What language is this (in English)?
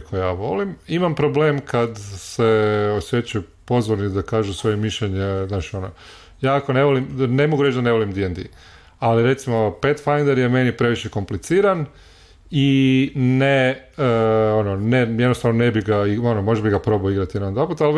Croatian